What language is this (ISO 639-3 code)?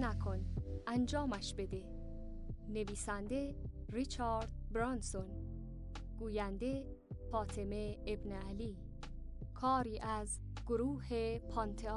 fas